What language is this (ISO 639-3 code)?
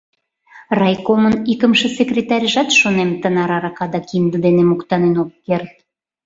chm